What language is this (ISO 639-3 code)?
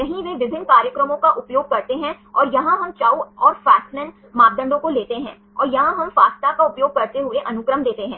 hin